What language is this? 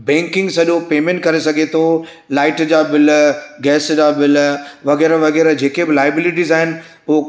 Sindhi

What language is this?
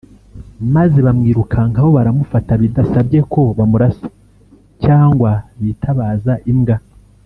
Kinyarwanda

